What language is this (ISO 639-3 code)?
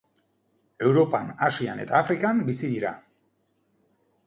eus